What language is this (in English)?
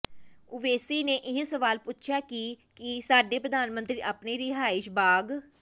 Punjabi